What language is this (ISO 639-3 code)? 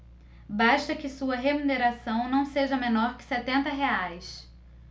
por